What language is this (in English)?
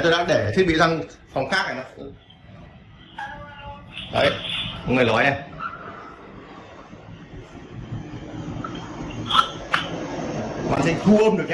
Vietnamese